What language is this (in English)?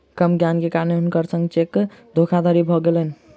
Maithili